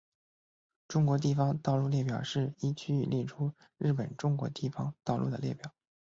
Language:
Chinese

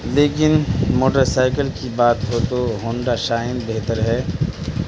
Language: Urdu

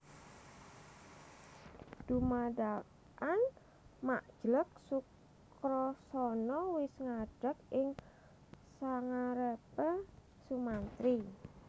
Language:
Javanese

